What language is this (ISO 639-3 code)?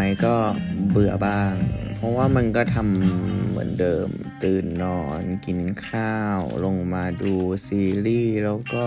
tha